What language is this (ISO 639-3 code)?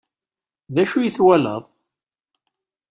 kab